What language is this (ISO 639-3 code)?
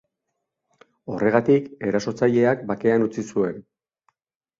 eus